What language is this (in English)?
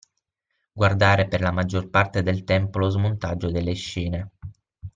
Italian